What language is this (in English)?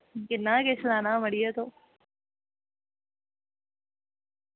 Dogri